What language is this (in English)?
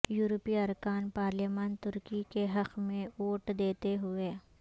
Urdu